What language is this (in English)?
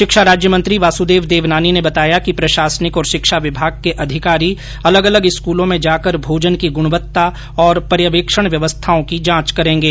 Hindi